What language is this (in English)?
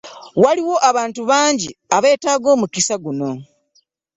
Ganda